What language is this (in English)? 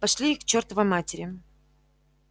Russian